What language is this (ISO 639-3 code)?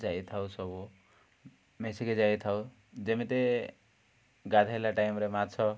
ori